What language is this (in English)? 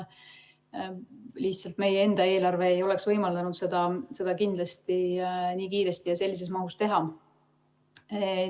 Estonian